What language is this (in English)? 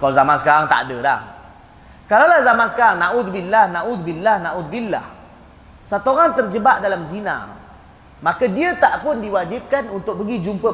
Malay